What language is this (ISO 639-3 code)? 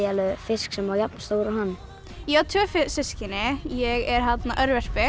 isl